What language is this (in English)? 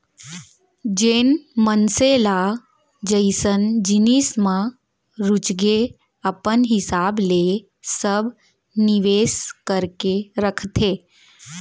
Chhattisgarhi